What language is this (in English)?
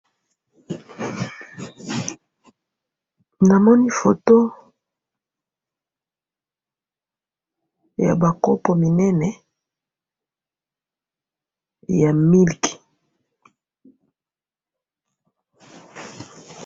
Lingala